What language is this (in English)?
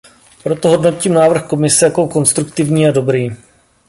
Czech